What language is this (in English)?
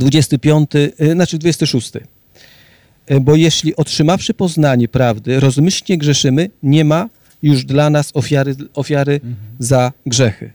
Polish